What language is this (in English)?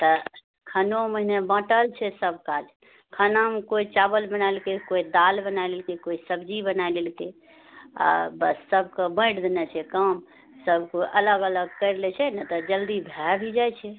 Maithili